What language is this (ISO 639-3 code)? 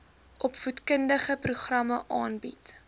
afr